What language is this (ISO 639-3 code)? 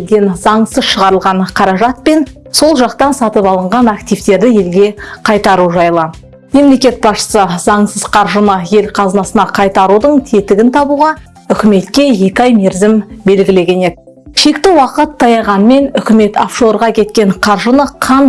tur